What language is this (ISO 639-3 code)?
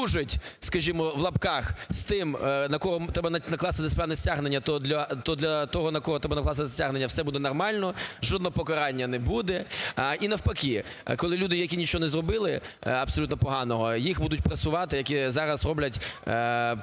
ukr